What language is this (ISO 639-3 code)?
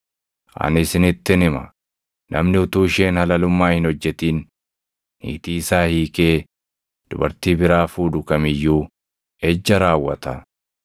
orm